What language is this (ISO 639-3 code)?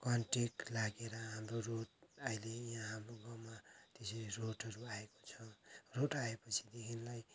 nep